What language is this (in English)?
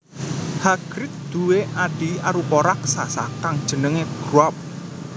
Javanese